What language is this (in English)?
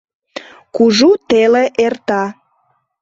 Mari